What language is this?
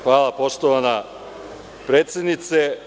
Serbian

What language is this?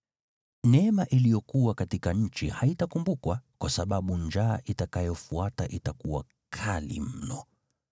Swahili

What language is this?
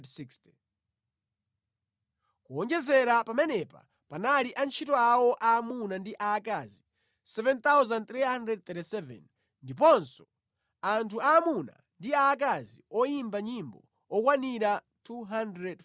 Nyanja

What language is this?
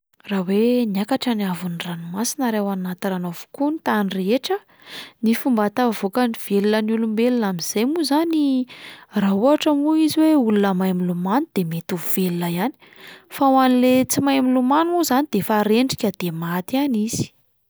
Malagasy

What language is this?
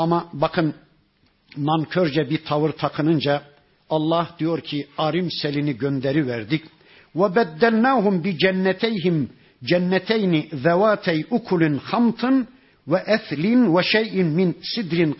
Turkish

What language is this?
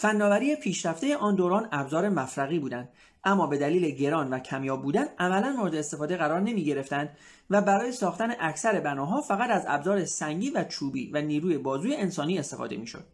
Persian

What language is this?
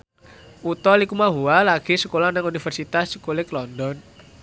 Javanese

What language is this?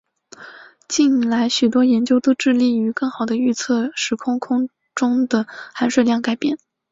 Chinese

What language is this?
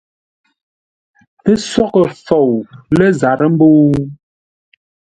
Ngombale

